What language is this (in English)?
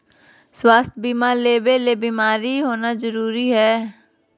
Magahi